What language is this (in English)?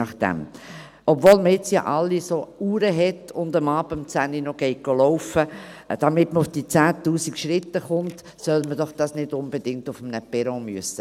Swiss German